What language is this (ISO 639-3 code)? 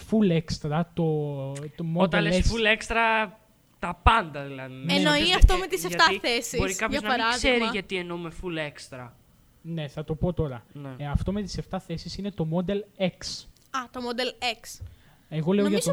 ell